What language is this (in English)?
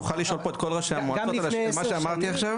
Hebrew